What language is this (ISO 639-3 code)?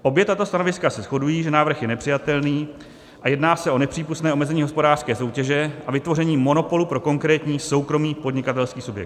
ces